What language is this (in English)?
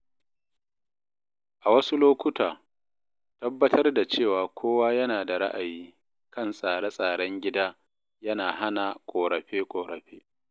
Hausa